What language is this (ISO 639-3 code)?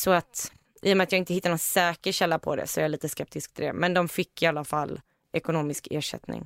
swe